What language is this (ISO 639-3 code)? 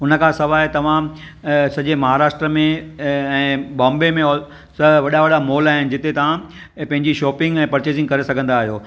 snd